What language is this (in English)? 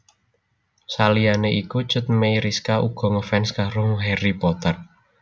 Javanese